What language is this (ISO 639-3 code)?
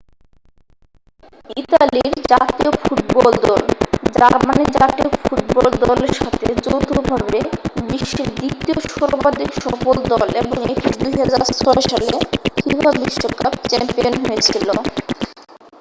ben